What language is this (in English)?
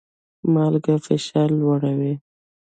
Pashto